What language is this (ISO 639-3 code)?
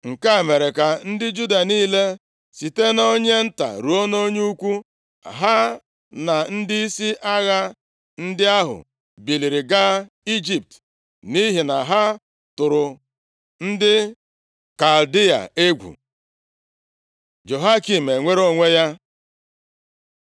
ibo